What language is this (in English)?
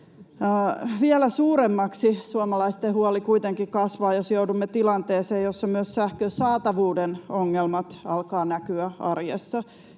Finnish